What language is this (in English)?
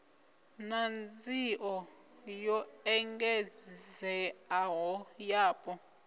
Venda